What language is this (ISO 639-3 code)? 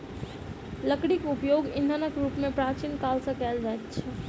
mai